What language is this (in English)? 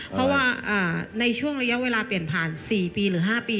Thai